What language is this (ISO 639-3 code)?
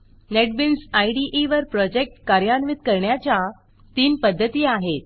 mar